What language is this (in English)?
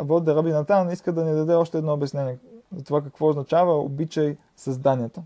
Bulgarian